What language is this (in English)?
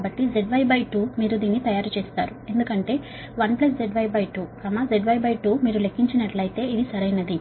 Telugu